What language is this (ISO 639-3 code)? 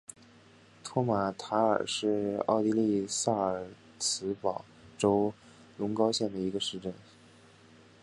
zho